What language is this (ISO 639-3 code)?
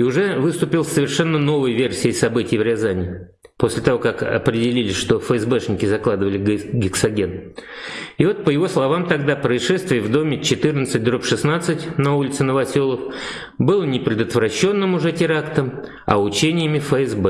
rus